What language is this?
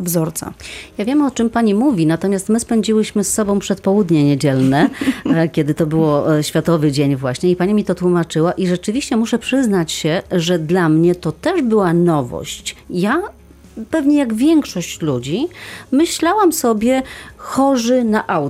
Polish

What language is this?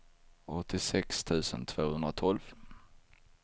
Swedish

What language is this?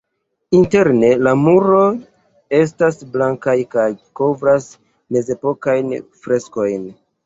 Esperanto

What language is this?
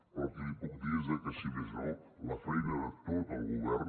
Catalan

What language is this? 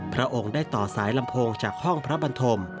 Thai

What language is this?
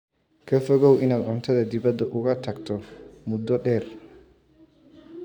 Somali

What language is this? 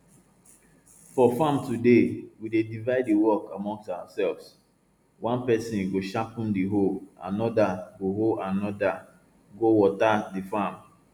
Nigerian Pidgin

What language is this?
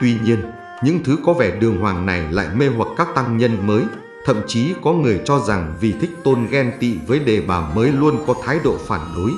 Vietnamese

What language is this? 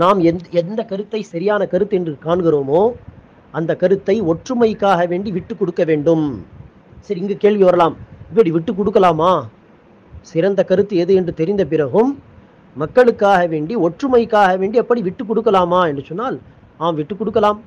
Tamil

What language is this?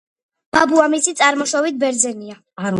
Georgian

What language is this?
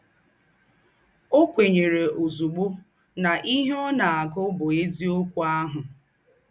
Igbo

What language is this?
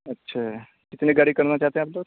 Urdu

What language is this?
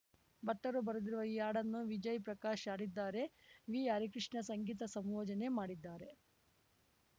Kannada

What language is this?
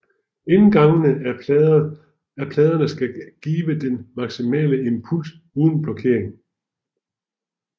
Danish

